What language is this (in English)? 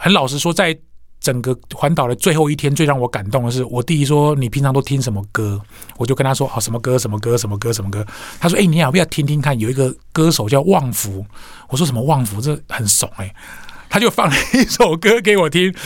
Chinese